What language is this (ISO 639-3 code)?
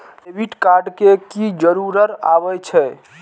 mai